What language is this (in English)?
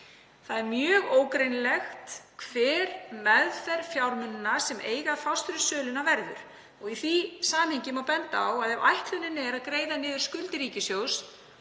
Icelandic